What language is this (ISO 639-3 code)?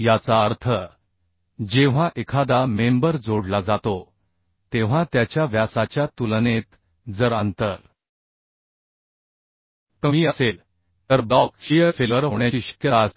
mar